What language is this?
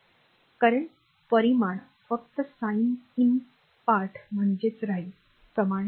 Marathi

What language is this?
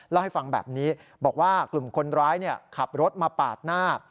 Thai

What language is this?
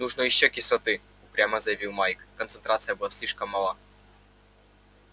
Russian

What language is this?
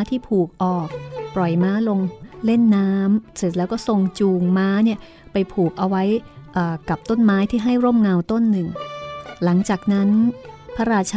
Thai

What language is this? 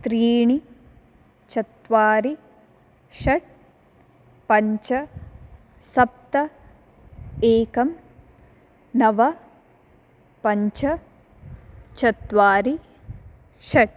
Sanskrit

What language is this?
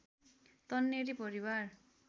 Nepali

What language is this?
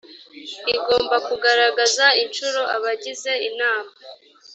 Kinyarwanda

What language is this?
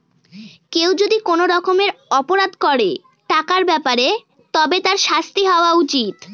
Bangla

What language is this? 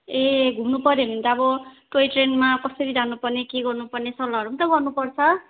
Nepali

